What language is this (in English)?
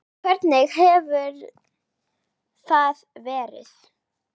Icelandic